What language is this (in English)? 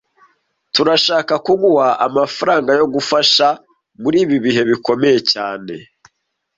Kinyarwanda